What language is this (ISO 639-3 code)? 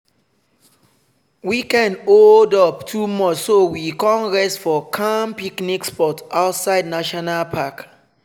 pcm